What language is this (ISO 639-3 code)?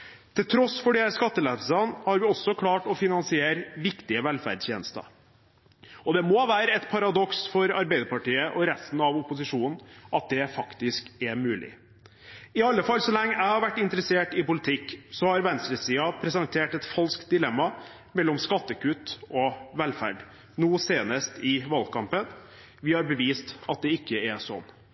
nob